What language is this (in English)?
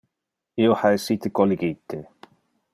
Interlingua